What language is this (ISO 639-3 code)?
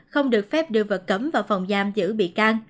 vie